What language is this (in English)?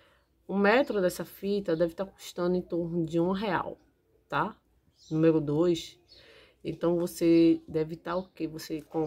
Portuguese